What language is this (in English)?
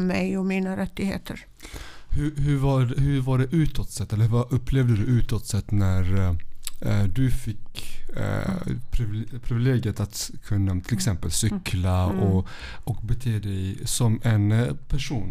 Swedish